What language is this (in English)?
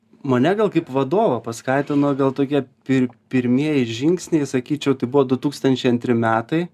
Lithuanian